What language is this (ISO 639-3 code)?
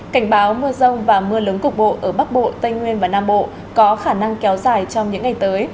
vie